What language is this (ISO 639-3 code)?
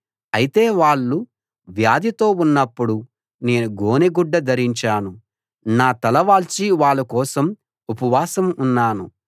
tel